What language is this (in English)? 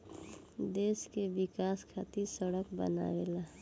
Bhojpuri